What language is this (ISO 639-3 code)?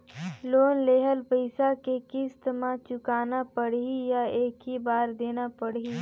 hne